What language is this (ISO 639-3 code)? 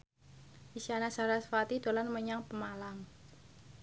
jav